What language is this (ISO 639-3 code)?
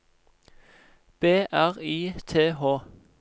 nor